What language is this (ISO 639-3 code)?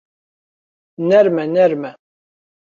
ckb